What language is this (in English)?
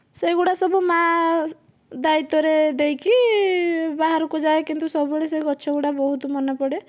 Odia